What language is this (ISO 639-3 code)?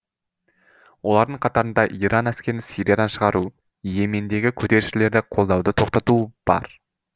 kaz